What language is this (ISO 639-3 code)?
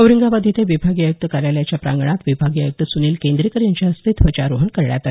mar